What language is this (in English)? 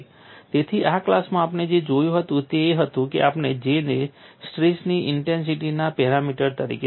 Gujarati